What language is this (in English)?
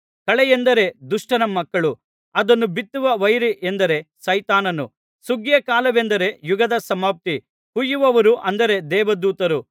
Kannada